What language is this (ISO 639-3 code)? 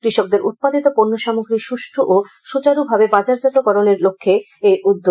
ben